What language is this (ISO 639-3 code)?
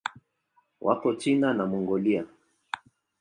swa